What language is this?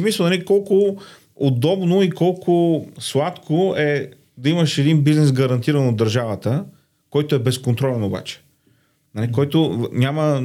Bulgarian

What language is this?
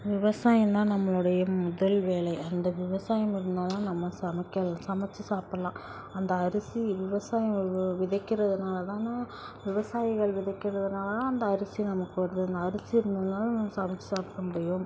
Tamil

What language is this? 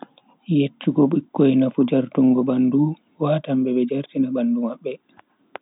Bagirmi Fulfulde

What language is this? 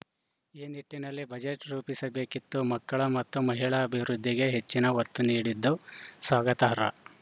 Kannada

